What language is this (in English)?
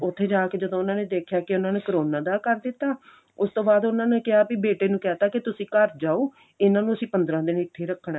Punjabi